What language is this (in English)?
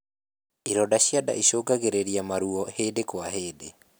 Kikuyu